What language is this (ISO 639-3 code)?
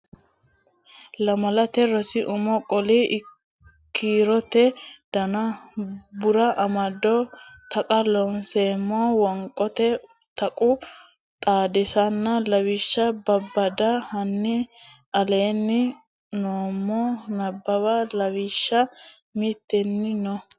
sid